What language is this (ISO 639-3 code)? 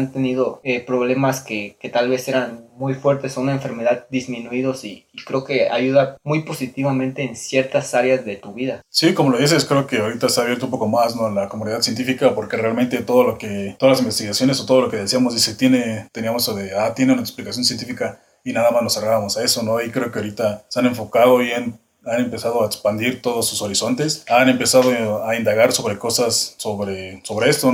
spa